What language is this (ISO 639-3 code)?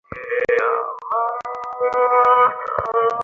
ben